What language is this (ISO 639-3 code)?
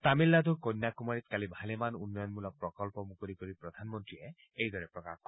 asm